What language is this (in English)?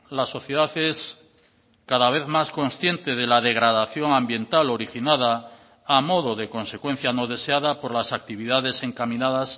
Spanish